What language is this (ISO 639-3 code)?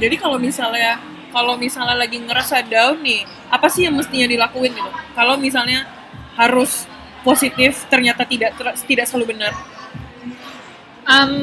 ind